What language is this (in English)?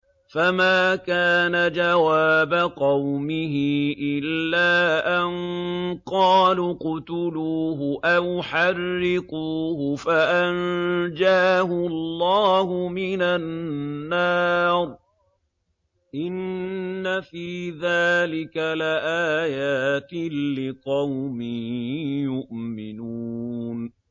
Arabic